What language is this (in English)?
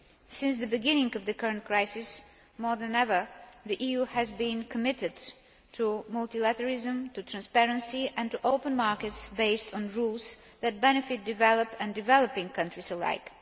English